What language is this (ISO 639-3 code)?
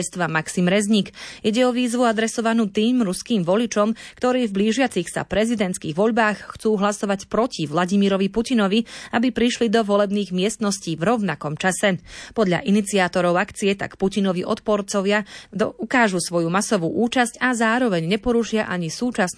slk